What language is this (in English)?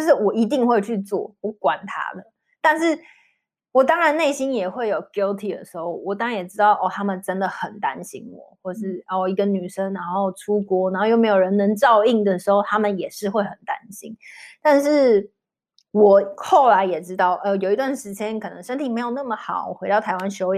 Chinese